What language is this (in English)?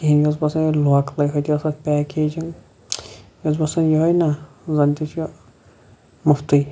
Kashmiri